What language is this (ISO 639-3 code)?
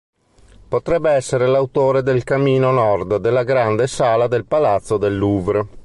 ita